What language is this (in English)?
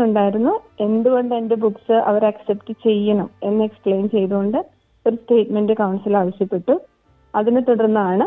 Malayalam